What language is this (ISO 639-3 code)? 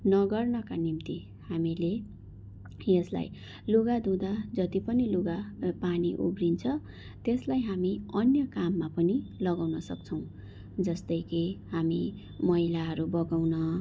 nep